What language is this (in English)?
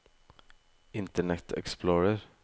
Norwegian